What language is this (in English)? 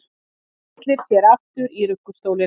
Icelandic